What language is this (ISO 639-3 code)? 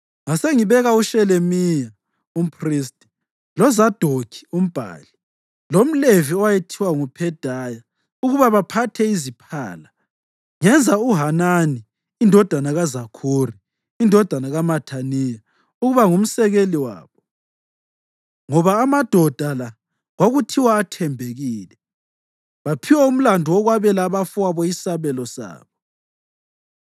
nde